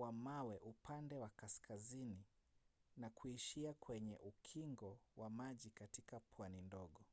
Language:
Swahili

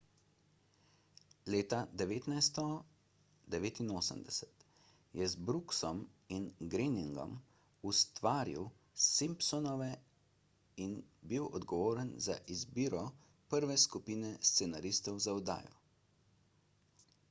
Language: Slovenian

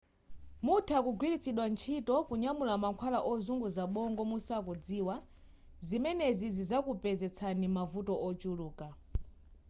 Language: Nyanja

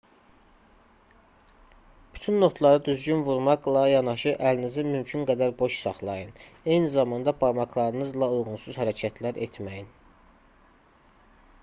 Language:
Azerbaijani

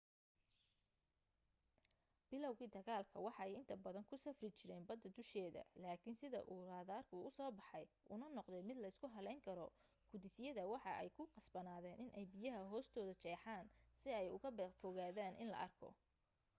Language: Somali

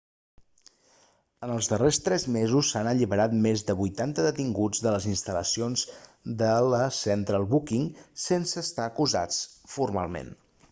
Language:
Catalan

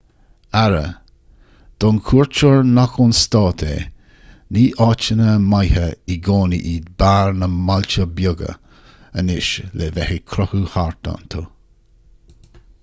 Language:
Irish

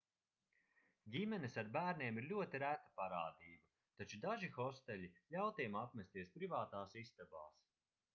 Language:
Latvian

